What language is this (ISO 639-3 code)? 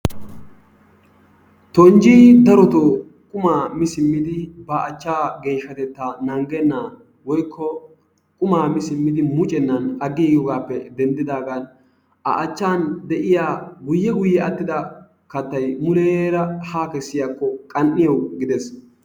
wal